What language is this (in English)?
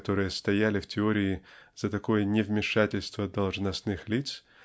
Russian